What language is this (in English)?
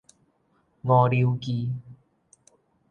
Min Nan Chinese